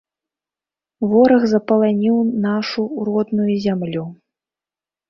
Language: Belarusian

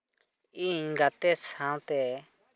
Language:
Santali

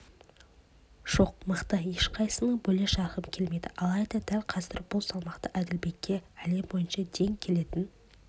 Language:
Kazakh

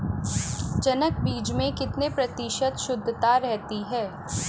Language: Hindi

